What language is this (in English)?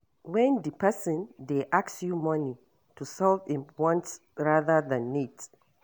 Nigerian Pidgin